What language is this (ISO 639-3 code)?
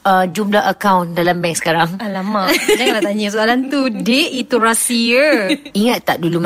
msa